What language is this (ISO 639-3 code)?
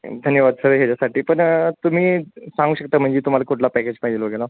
mar